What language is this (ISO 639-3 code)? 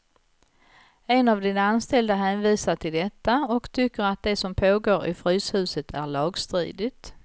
swe